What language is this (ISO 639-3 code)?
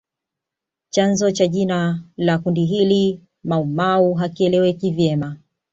swa